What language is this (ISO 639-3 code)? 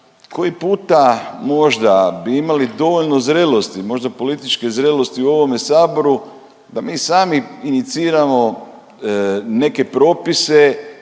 hrv